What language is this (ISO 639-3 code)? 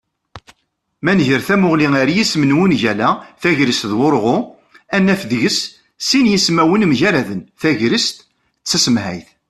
kab